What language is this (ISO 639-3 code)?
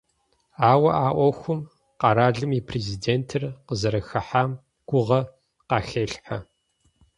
kbd